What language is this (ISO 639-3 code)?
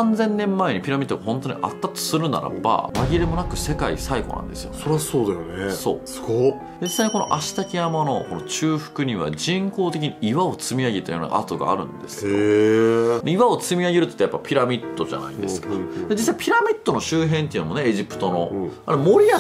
jpn